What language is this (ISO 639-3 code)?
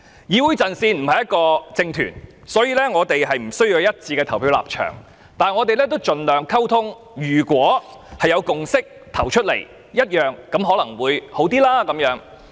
yue